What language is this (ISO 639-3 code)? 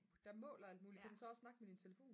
dan